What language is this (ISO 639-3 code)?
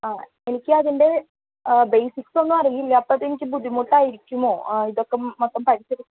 mal